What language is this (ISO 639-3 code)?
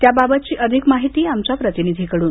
mar